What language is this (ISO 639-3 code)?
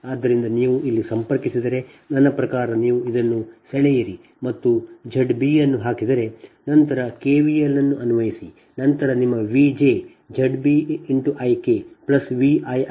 kan